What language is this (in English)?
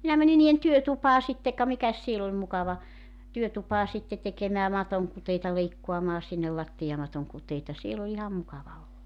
Finnish